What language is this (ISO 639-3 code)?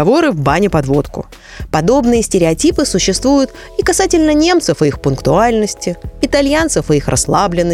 rus